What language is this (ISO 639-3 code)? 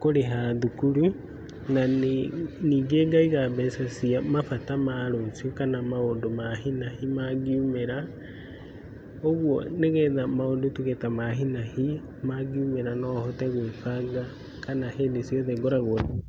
kik